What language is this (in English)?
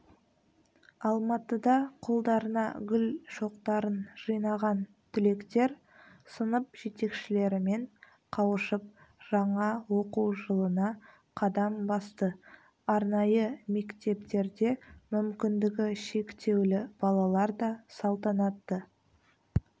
Kazakh